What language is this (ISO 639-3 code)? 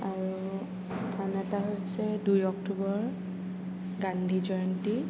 asm